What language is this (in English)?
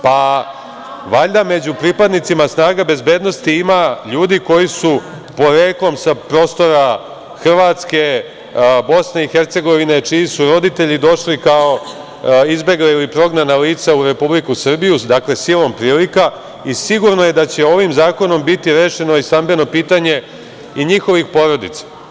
Serbian